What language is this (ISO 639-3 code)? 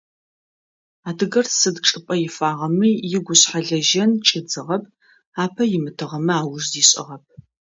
ady